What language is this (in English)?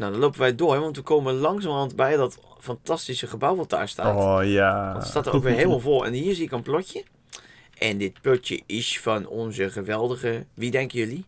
Dutch